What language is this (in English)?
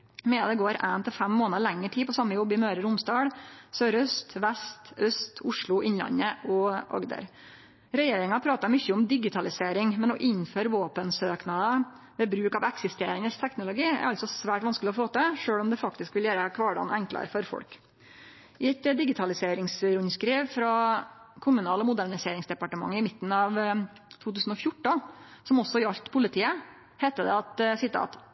Norwegian Nynorsk